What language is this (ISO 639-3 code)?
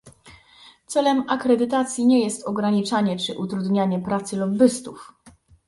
pol